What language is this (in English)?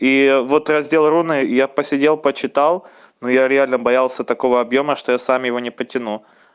Russian